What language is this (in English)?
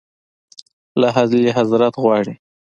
Pashto